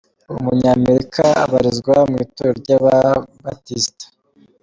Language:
Kinyarwanda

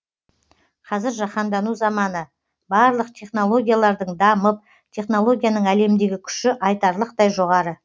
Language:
Kazakh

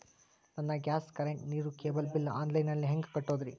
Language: Kannada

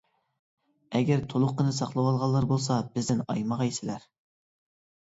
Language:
Uyghur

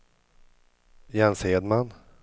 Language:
Swedish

